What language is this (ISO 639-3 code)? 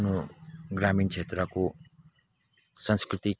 nep